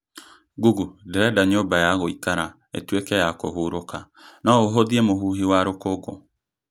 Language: Kikuyu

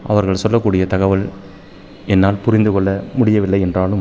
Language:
Tamil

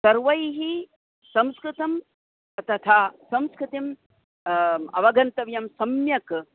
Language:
Sanskrit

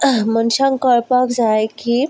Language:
Konkani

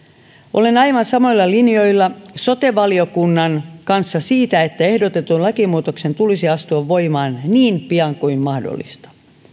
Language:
Finnish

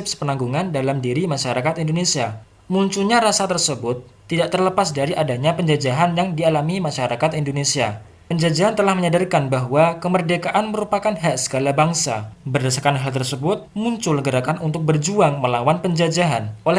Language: Indonesian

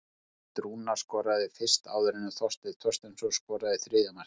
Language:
Icelandic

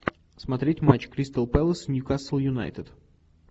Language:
Russian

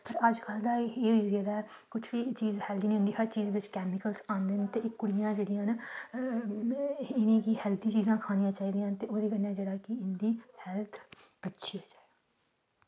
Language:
Dogri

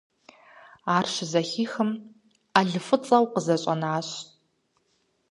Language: Kabardian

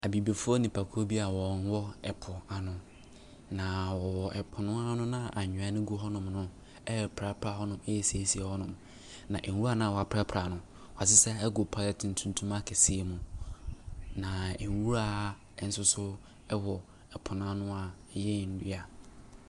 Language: Akan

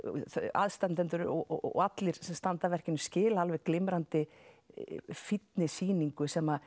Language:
Icelandic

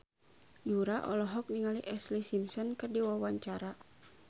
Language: Sundanese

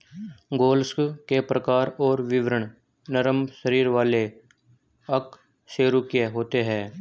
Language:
Hindi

